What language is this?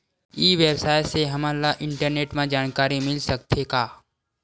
Chhattisgarhi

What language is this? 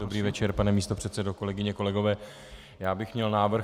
Czech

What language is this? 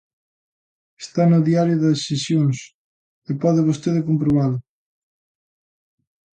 Galician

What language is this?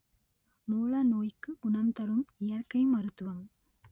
Tamil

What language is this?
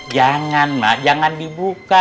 Indonesian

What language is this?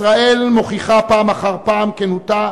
Hebrew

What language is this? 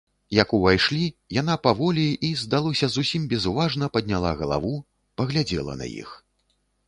Belarusian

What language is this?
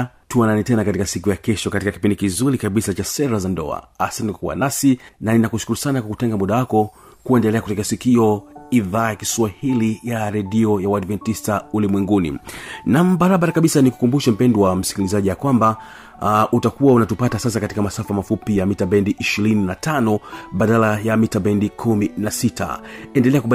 Swahili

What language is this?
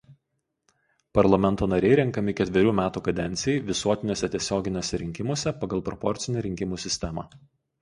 Lithuanian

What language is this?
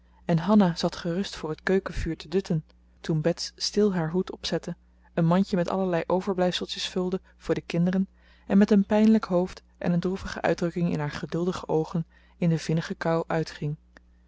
Dutch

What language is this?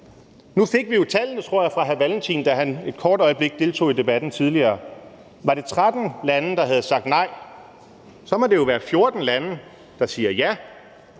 Danish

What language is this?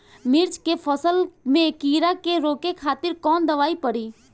Bhojpuri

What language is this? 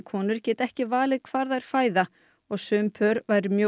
Icelandic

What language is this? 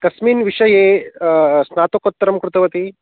Sanskrit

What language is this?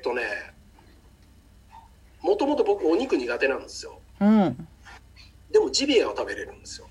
Japanese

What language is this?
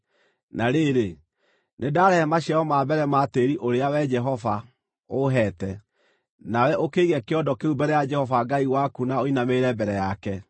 Kikuyu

